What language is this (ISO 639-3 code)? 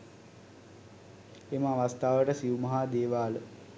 sin